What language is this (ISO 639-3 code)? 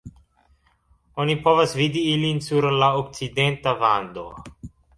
epo